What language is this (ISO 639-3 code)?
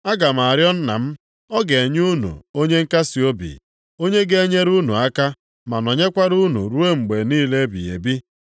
ibo